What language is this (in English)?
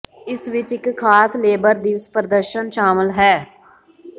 Punjabi